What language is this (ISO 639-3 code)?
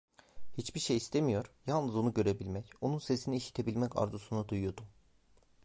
tur